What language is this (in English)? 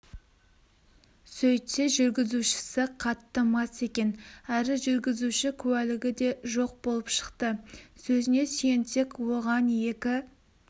Kazakh